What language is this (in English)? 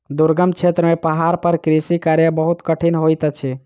Maithili